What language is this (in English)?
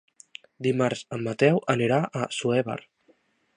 Catalan